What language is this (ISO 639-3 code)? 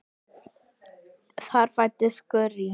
isl